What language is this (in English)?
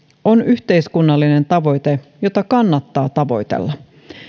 Finnish